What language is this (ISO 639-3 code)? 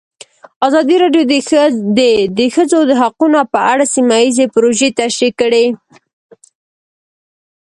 pus